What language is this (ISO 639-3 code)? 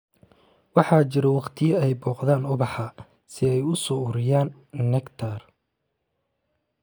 som